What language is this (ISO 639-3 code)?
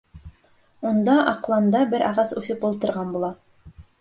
bak